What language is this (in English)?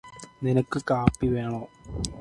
Malayalam